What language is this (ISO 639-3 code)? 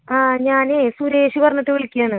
mal